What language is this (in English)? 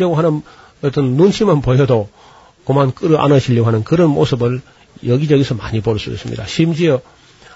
Korean